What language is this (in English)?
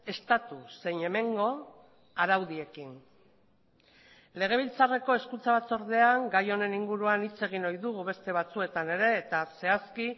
Basque